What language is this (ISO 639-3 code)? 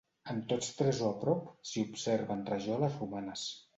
cat